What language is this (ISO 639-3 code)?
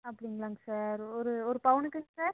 tam